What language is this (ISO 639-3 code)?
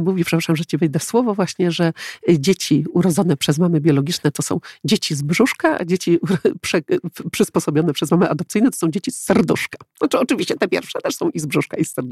pol